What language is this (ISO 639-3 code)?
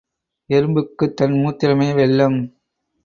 tam